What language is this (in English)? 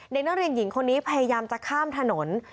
Thai